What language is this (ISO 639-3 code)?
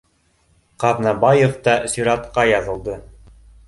bak